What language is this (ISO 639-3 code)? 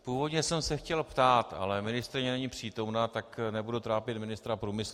ces